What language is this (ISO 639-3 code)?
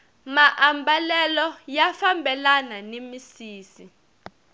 tso